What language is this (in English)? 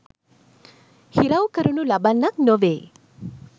Sinhala